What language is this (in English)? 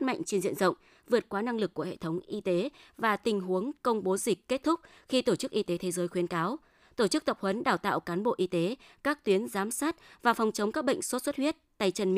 Vietnamese